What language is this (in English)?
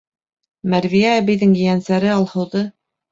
Bashkir